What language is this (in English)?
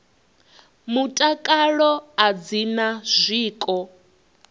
Venda